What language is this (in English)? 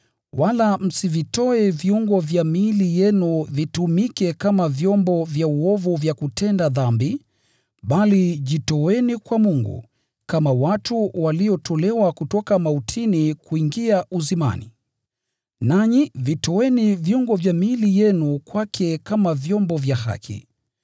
Swahili